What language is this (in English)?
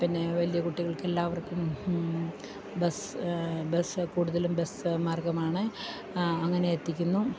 Malayalam